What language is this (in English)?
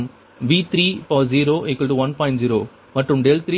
Tamil